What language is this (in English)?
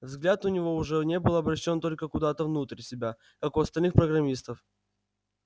Russian